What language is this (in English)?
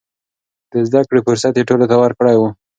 Pashto